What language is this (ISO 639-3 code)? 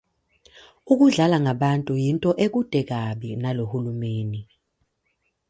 zul